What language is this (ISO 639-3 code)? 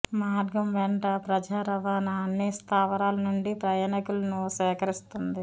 tel